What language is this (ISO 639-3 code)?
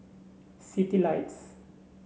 eng